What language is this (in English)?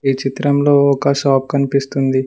Telugu